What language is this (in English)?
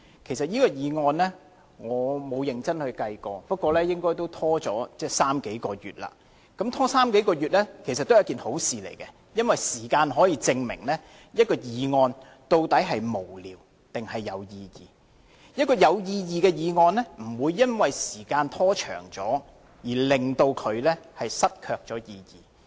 Cantonese